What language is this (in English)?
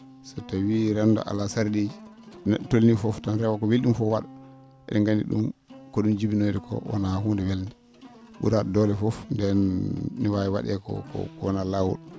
Fula